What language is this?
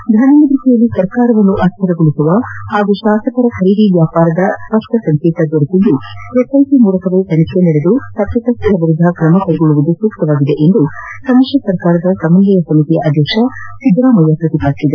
Kannada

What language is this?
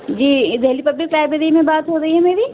Urdu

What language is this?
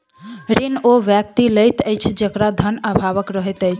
Maithili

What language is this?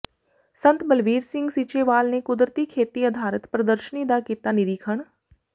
Punjabi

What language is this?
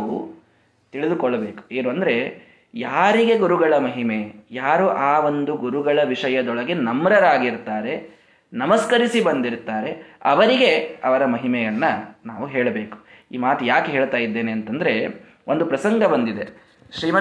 Kannada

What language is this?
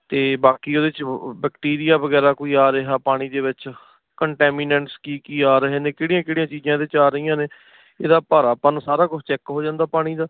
Punjabi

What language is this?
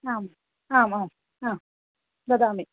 Sanskrit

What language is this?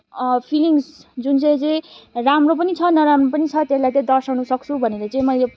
Nepali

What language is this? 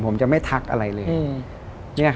Thai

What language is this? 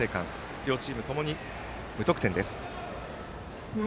Japanese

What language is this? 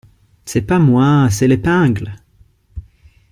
French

